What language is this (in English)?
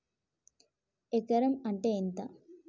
Telugu